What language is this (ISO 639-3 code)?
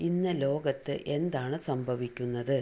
mal